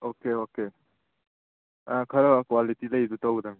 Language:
Manipuri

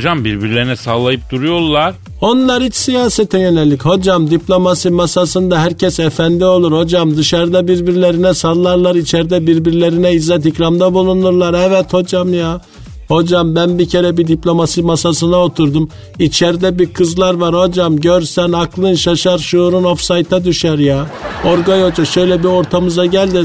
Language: Turkish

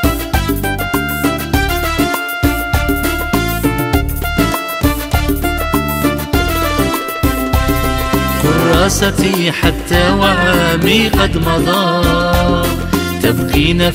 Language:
Arabic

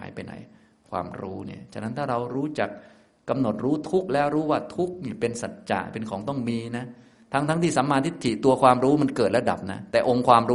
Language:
Thai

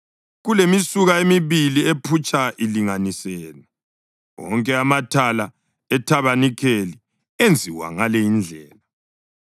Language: North Ndebele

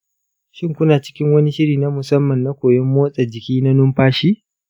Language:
Hausa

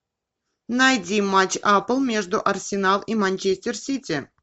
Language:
Russian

